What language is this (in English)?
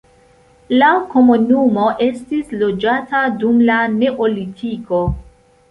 Esperanto